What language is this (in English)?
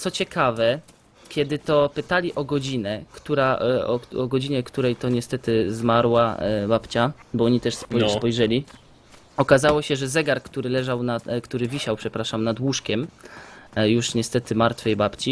Polish